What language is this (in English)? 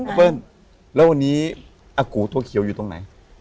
Thai